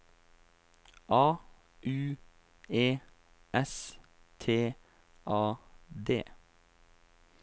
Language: Norwegian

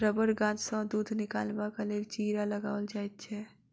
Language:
Maithili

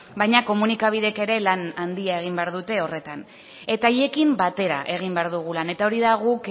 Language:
Basque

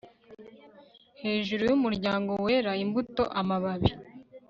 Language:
Kinyarwanda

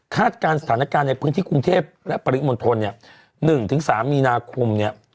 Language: Thai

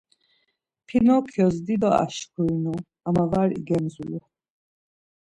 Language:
Laz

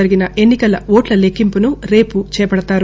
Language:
Telugu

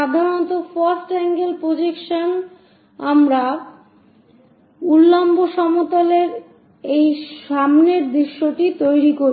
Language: Bangla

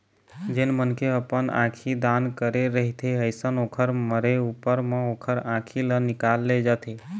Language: Chhattisgarhi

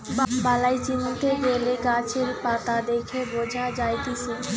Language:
Bangla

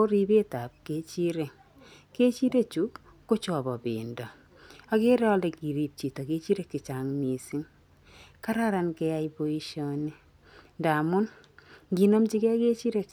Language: Kalenjin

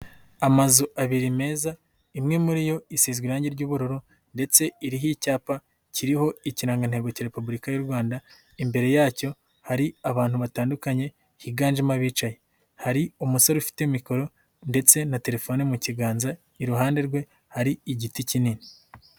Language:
Kinyarwanda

